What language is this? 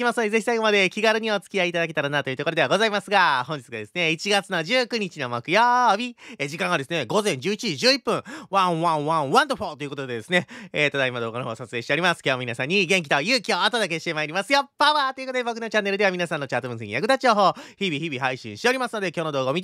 Japanese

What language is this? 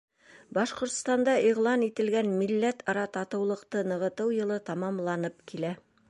Bashkir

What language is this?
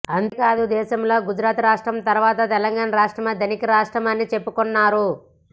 Telugu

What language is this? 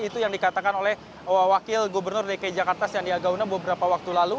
Indonesian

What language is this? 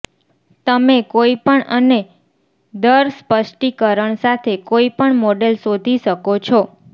Gujarati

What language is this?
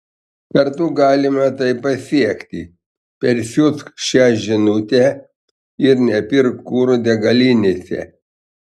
Lithuanian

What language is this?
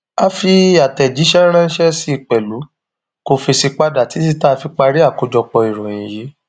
Yoruba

